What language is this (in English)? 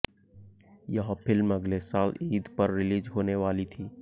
Hindi